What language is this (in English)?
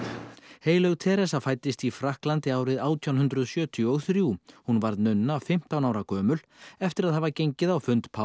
Icelandic